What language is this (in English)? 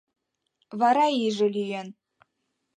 Mari